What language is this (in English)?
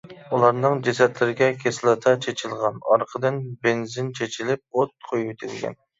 Uyghur